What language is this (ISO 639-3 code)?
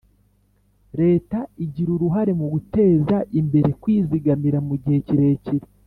kin